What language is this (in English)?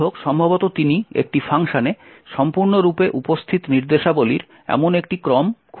Bangla